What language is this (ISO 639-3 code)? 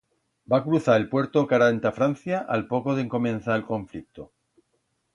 arg